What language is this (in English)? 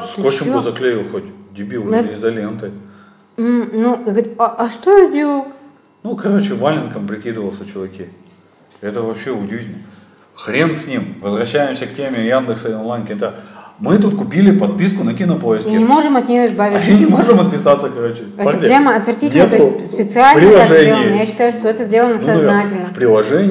Russian